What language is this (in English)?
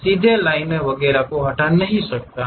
Hindi